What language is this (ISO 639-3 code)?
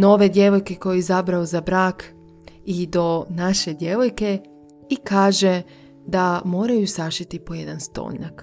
hrv